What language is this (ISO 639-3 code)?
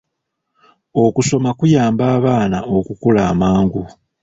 lug